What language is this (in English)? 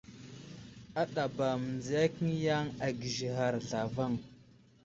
Wuzlam